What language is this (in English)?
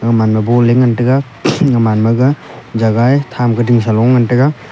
Wancho Naga